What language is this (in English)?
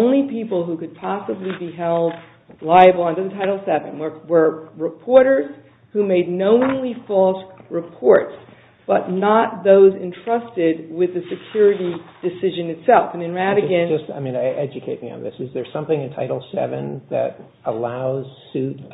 English